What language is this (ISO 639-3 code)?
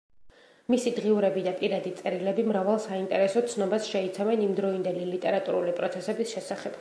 kat